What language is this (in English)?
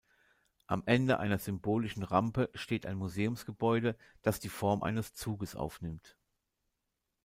German